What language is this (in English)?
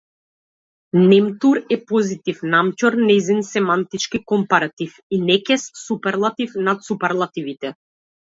Macedonian